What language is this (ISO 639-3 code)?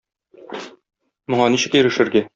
tat